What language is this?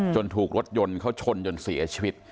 Thai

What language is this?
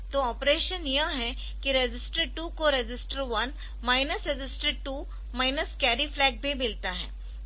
Hindi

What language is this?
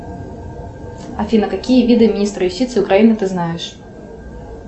Russian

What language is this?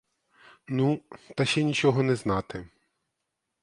Ukrainian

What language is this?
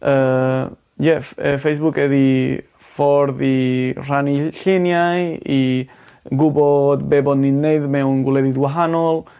Welsh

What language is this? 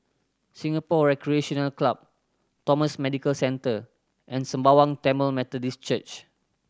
English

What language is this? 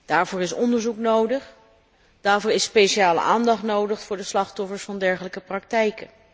Dutch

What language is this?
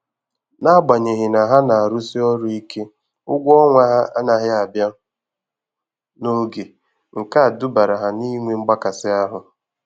Igbo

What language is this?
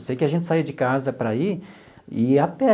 Portuguese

